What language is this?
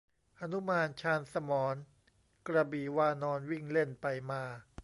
Thai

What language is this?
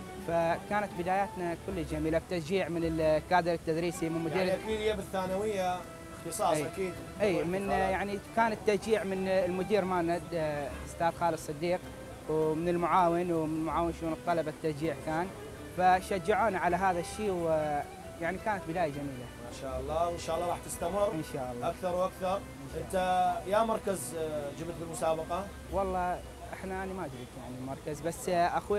Arabic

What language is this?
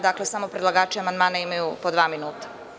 Serbian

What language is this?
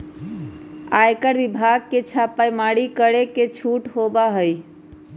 Magahi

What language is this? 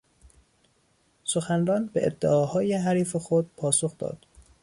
Persian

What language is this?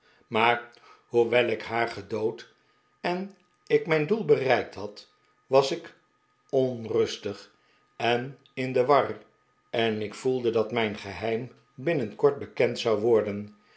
Dutch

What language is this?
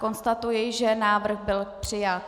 Czech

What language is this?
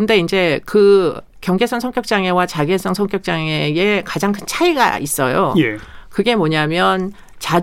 Korean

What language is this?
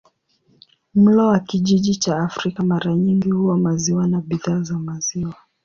Swahili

